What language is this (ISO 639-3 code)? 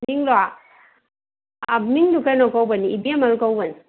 mni